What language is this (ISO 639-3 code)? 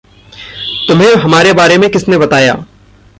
hin